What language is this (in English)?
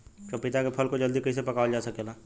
Bhojpuri